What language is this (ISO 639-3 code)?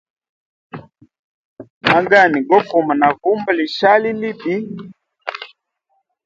hem